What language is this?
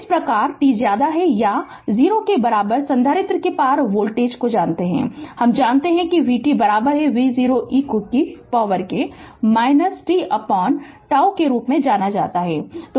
Hindi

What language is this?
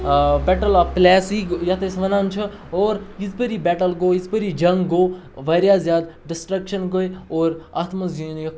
Kashmiri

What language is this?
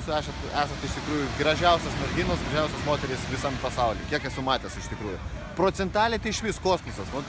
Russian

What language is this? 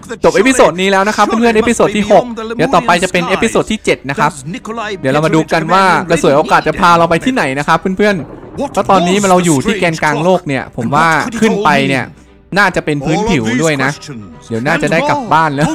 Thai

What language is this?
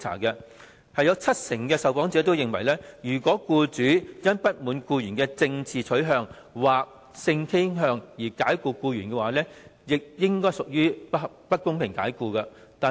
Cantonese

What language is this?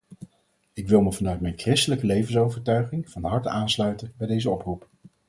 Dutch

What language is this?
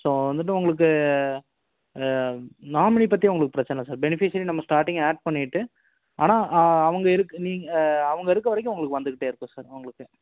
Tamil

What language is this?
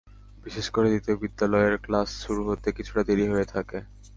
Bangla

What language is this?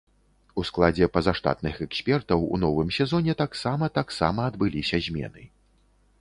Belarusian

